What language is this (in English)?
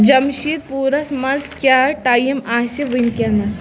Kashmiri